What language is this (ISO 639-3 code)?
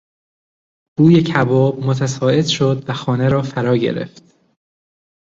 fas